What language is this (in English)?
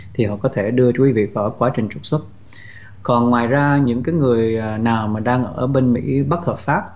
Vietnamese